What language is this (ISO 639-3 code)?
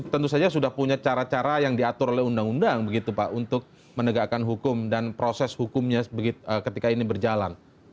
ind